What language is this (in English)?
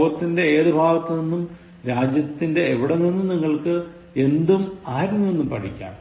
Malayalam